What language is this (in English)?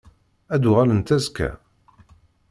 Kabyle